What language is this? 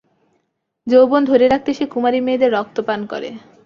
Bangla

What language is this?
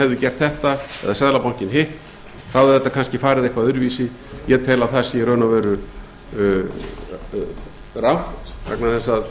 Icelandic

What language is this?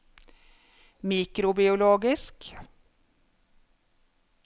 Norwegian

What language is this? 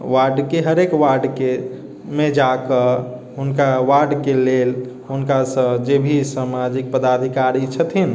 Maithili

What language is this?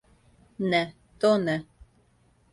Serbian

